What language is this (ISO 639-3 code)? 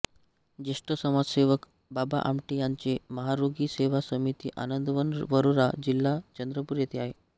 mar